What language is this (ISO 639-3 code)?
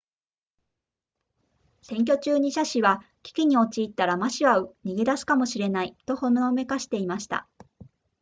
jpn